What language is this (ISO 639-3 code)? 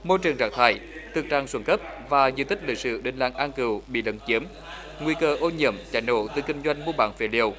vie